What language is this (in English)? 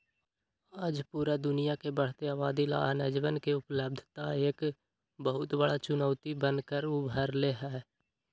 Magahi